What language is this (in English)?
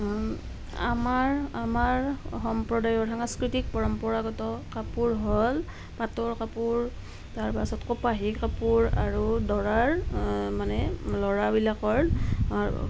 Assamese